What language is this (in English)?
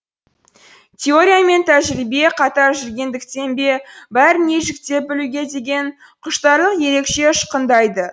Kazakh